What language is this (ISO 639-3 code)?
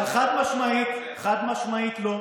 heb